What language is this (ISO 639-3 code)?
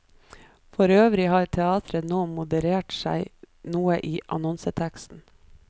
nor